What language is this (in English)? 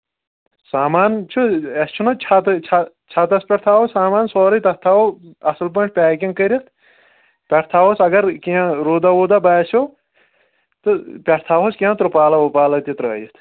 Kashmiri